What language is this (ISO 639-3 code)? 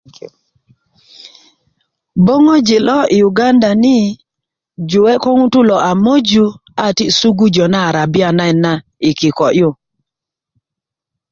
ukv